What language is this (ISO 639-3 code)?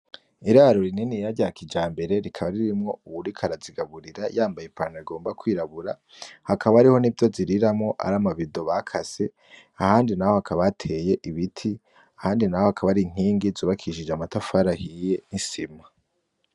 run